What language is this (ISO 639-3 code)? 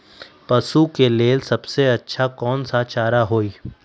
mag